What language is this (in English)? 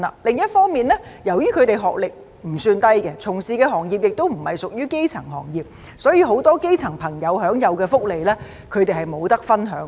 Cantonese